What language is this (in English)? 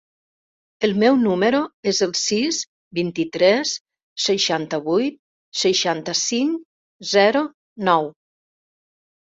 Catalan